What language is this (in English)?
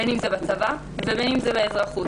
Hebrew